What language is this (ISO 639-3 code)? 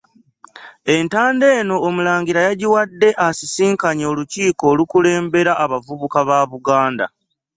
lug